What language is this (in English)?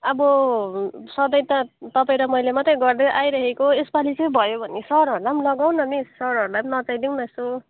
Nepali